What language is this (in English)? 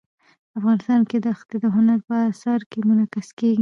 Pashto